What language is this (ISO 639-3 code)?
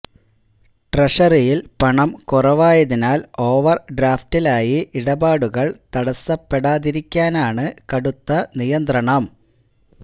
mal